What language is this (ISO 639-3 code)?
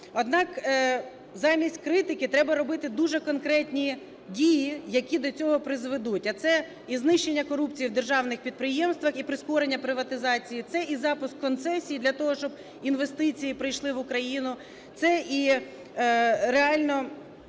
ukr